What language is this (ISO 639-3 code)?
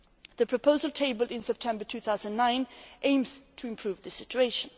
eng